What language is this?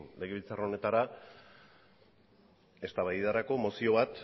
Basque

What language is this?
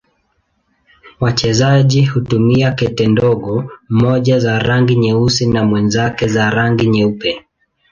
Swahili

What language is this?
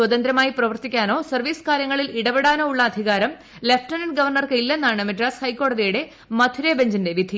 Malayalam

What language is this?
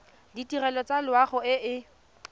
Tswana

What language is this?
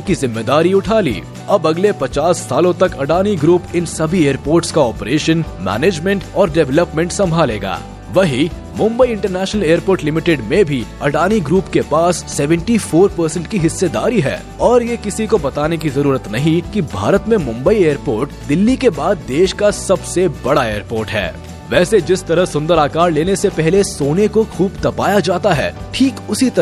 Hindi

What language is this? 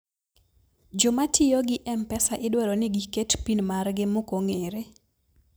Luo (Kenya and Tanzania)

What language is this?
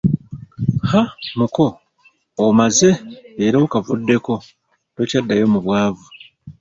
Ganda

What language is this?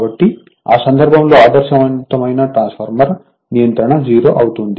Telugu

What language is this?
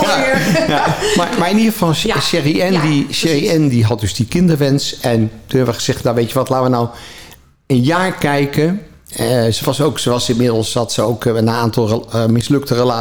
Dutch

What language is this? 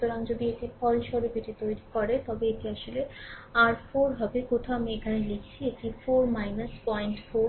Bangla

